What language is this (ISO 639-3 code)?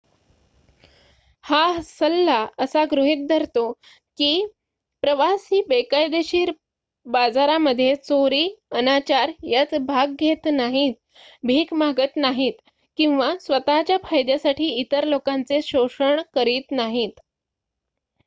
mar